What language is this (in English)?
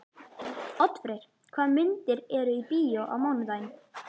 Icelandic